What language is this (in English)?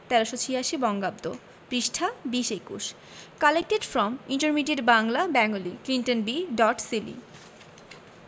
Bangla